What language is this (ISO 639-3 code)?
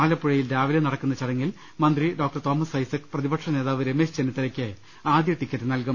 mal